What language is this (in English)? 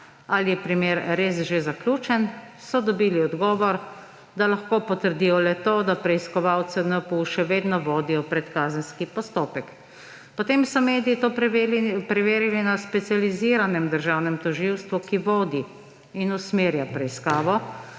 Slovenian